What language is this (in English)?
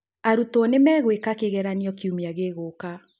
Kikuyu